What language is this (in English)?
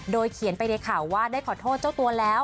Thai